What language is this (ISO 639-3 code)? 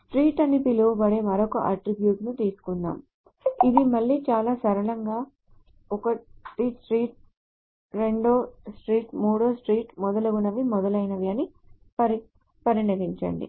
tel